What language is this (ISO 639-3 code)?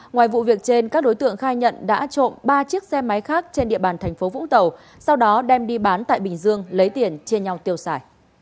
vie